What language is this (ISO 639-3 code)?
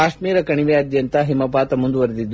kan